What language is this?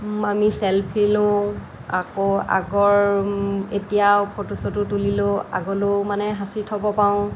Assamese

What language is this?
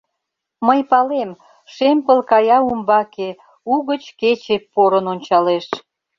Mari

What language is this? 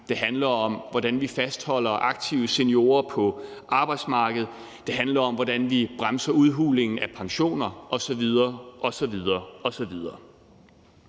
Danish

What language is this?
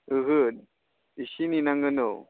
Bodo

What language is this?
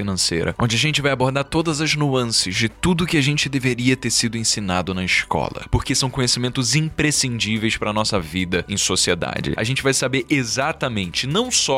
Portuguese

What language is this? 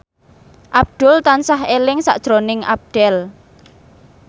Javanese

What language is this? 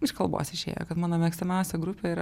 Lithuanian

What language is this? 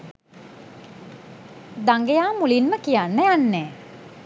Sinhala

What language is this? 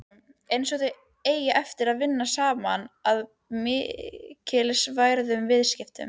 Icelandic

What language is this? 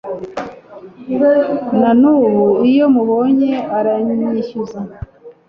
Kinyarwanda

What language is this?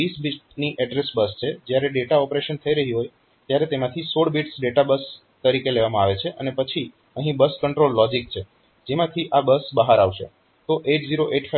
Gujarati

